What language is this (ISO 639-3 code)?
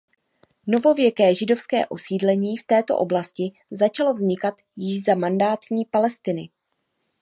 ces